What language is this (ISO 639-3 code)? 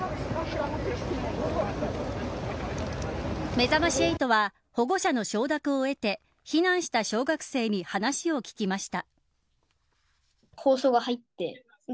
jpn